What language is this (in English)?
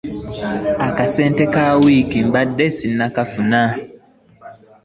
Ganda